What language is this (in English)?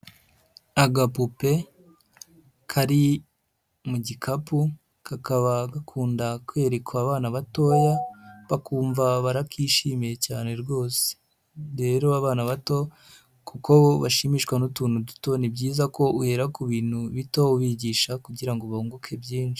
Kinyarwanda